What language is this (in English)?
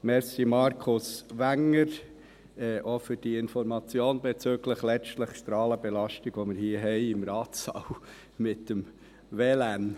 Swiss German